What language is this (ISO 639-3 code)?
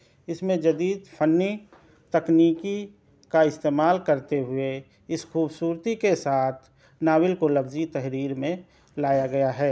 urd